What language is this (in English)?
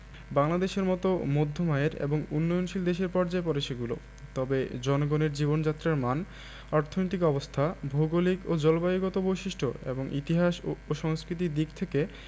Bangla